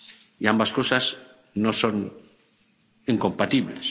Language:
Spanish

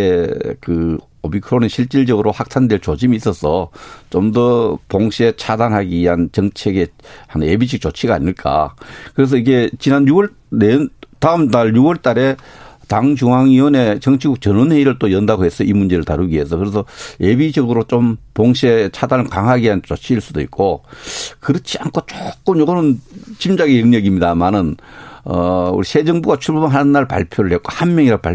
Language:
Korean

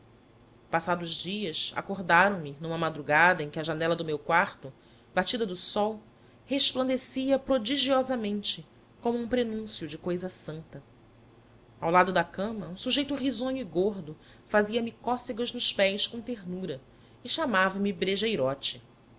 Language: Portuguese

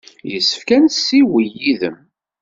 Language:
Kabyle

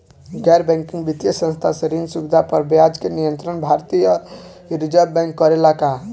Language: Bhojpuri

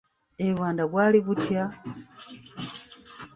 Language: Ganda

